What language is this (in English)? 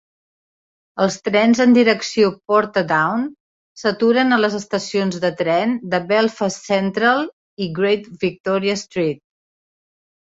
Catalan